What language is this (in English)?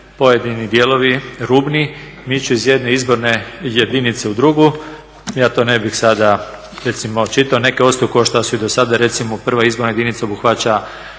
Croatian